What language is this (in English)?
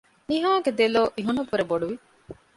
Divehi